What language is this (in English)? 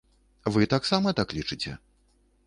Belarusian